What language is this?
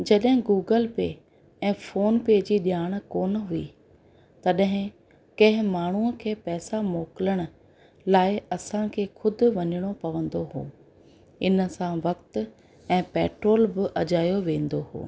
Sindhi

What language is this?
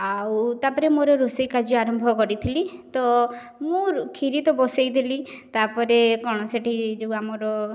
Odia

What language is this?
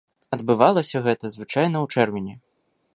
Belarusian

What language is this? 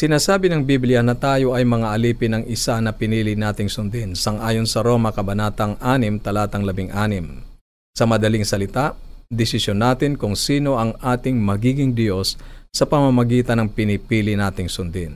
Filipino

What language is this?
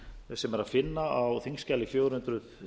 Icelandic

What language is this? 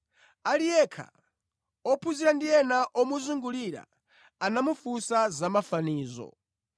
Nyanja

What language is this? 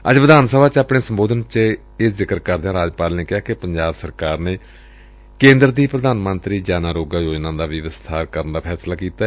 Punjabi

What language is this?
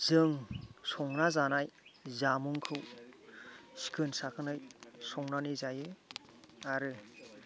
Bodo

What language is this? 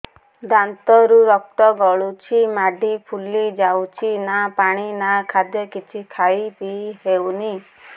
Odia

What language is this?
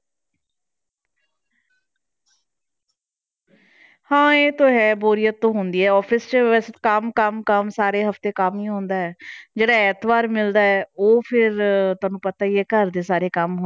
Punjabi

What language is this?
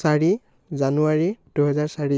Assamese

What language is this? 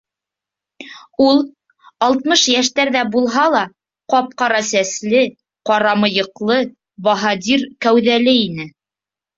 Bashkir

